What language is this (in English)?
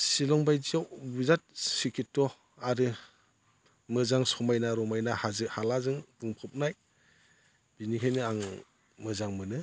Bodo